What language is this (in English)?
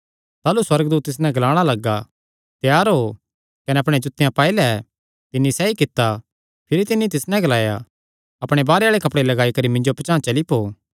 Kangri